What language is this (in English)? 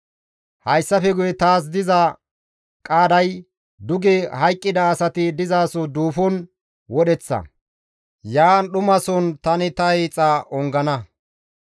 Gamo